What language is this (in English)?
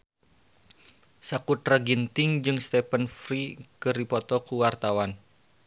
Sundanese